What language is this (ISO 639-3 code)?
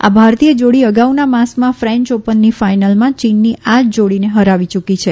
guj